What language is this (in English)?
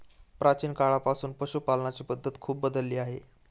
Marathi